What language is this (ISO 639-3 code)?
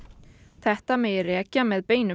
isl